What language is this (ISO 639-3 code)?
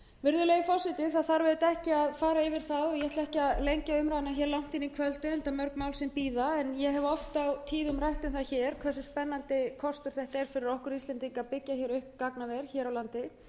isl